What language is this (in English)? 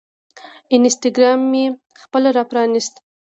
Pashto